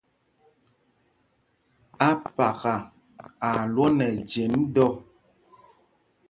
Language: Mpumpong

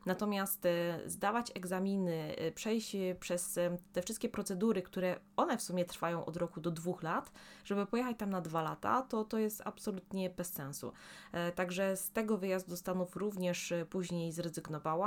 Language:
Polish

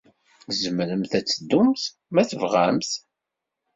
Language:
Kabyle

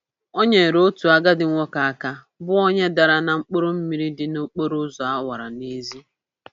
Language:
Igbo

